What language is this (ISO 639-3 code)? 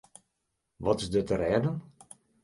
fry